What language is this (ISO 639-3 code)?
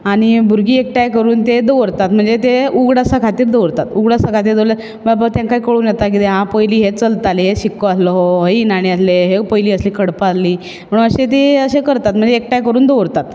kok